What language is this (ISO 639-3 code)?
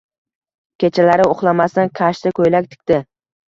uzb